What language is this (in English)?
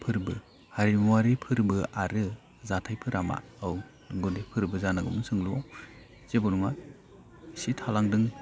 Bodo